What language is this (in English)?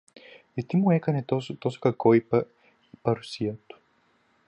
Greek